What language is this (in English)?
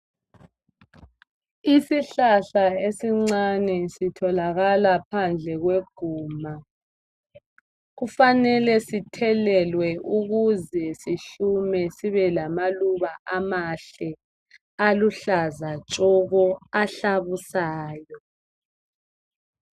North Ndebele